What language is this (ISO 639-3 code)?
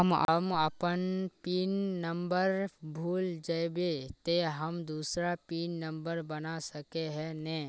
mag